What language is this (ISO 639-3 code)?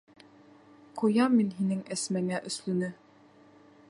bak